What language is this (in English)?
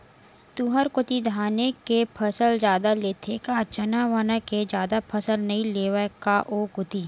Chhattisgarhi